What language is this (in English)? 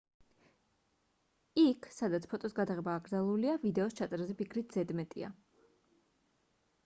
Georgian